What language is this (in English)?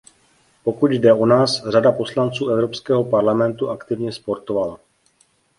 Czech